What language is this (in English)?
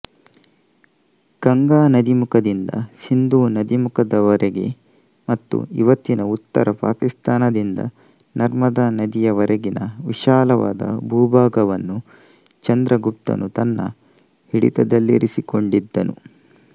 Kannada